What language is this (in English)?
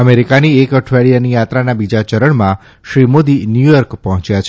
Gujarati